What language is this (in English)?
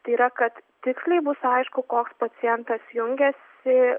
Lithuanian